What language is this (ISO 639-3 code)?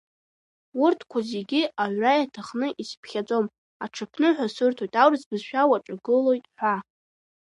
abk